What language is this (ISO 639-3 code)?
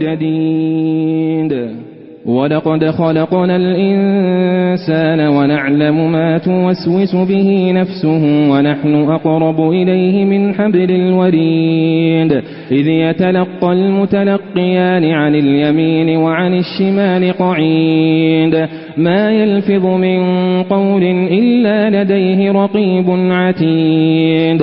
ara